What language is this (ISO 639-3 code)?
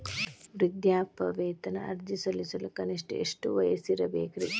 kan